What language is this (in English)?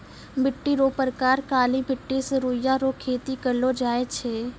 Maithili